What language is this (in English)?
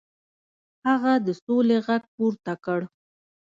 Pashto